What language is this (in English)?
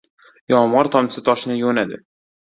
Uzbek